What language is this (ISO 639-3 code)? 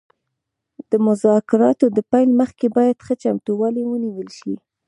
pus